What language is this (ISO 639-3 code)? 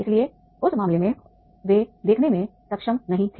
hin